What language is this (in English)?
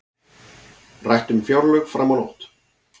Icelandic